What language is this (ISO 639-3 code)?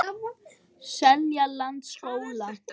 isl